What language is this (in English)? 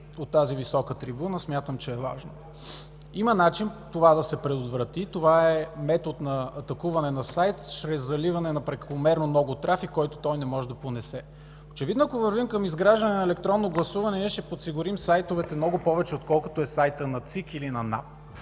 Bulgarian